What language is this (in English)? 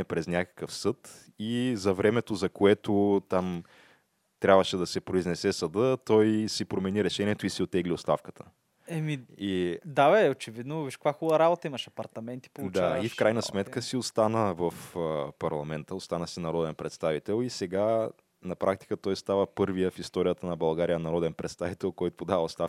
Bulgarian